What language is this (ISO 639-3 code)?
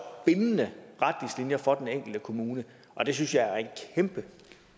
dan